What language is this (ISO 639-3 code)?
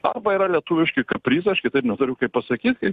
lit